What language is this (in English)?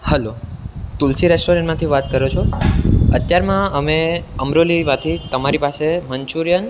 Gujarati